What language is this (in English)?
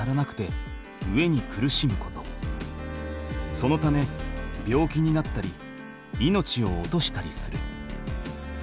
Japanese